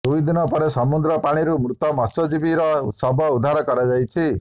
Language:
Odia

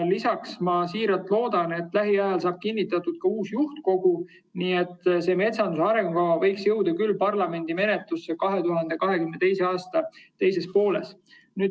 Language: Estonian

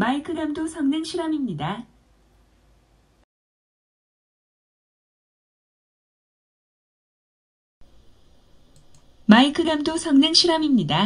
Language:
Korean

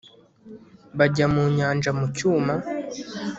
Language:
Kinyarwanda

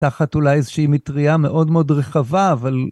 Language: Hebrew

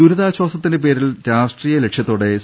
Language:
Malayalam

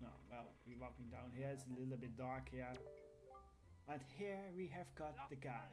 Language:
English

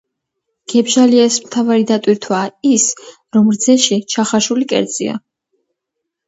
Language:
Georgian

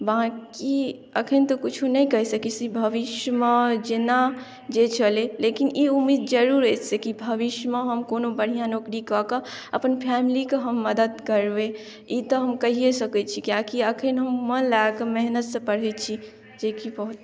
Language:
Maithili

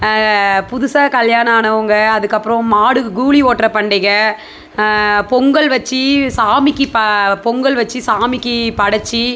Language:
Tamil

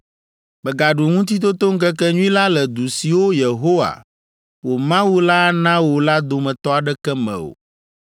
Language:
Ewe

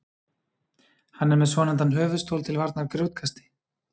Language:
Icelandic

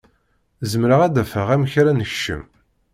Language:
Kabyle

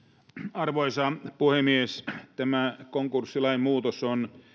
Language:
Finnish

